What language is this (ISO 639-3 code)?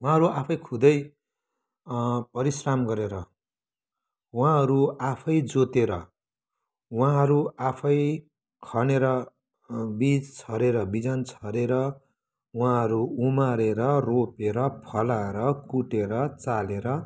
nep